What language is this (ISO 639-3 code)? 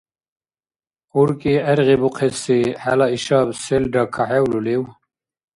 dar